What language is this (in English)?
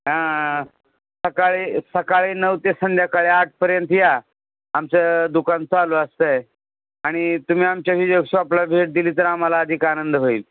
Marathi